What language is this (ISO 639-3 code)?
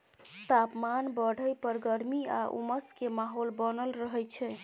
mai